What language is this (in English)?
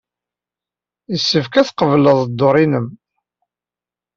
Kabyle